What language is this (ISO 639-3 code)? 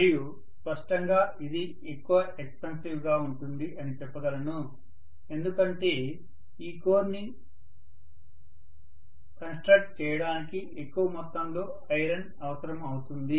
tel